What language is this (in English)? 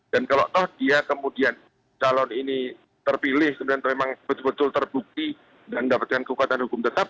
Indonesian